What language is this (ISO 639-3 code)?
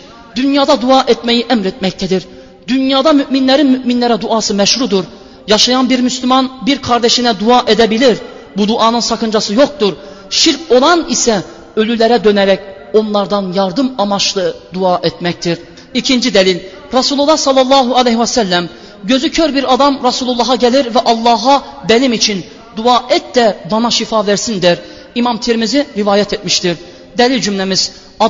tur